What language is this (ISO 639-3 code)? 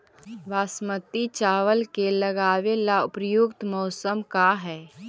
mag